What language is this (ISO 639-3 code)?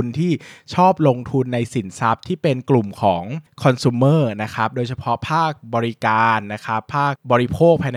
tha